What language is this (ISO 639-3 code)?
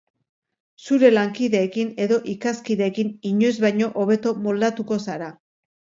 eus